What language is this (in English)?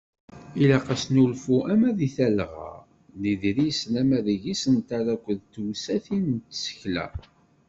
Kabyle